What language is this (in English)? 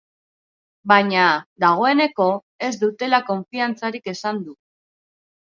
Basque